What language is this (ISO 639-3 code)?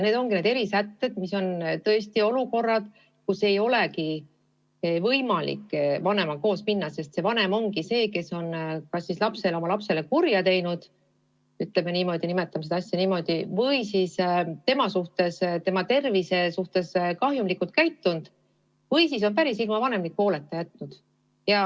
est